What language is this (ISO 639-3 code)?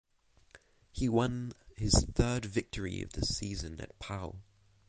eng